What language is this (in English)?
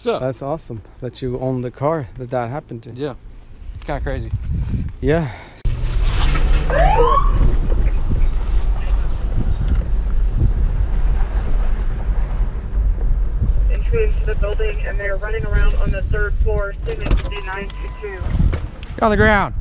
English